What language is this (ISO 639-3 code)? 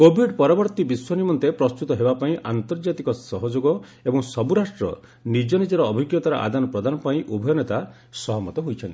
ori